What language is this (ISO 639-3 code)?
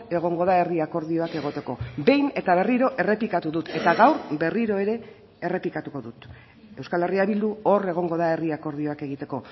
eus